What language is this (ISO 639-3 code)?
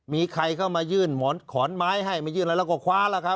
tha